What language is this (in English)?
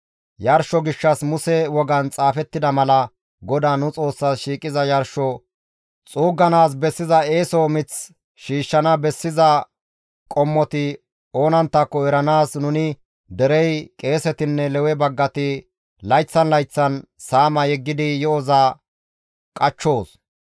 Gamo